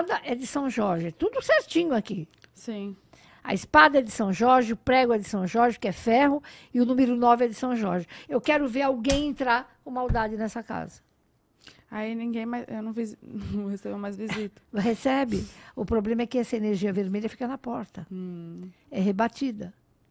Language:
Portuguese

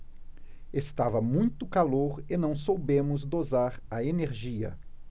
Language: Portuguese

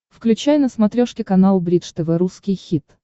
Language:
Russian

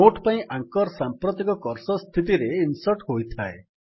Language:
Odia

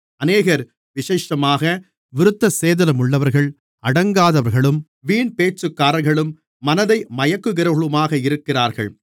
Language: Tamil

